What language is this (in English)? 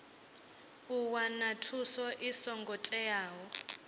Venda